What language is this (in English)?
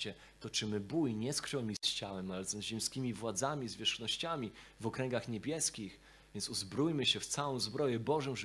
Polish